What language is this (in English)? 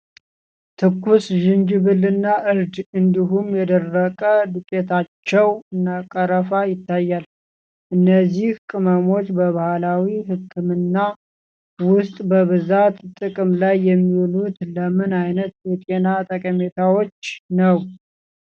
Amharic